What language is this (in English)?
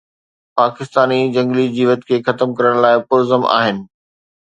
Sindhi